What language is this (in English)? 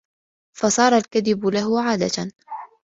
Arabic